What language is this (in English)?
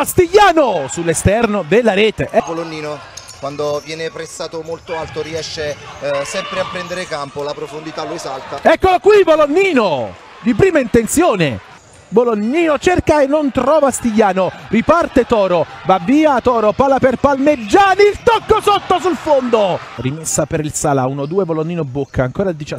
Italian